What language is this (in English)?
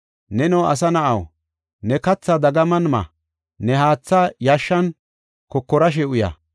Gofa